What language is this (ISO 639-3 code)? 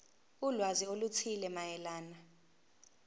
zul